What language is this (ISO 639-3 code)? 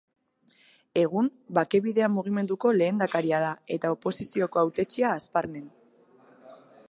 eus